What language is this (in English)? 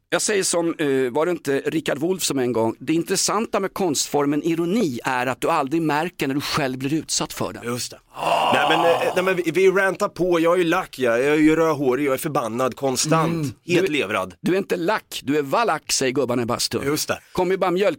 Swedish